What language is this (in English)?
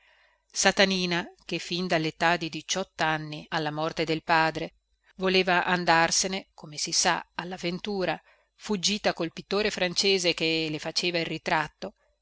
Italian